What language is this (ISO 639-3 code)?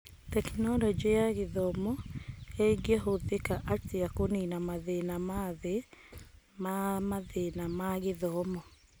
kik